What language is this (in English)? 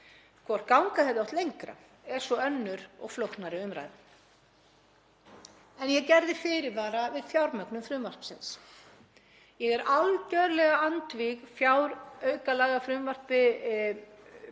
Icelandic